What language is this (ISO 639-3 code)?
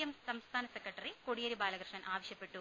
mal